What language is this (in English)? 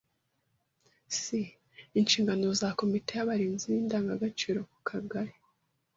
Kinyarwanda